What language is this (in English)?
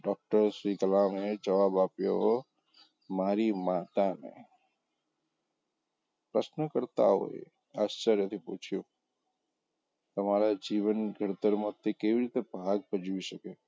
Gujarati